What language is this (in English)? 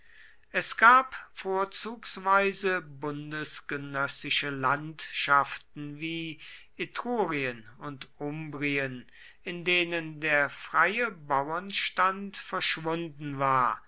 German